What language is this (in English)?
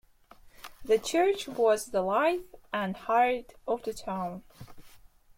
English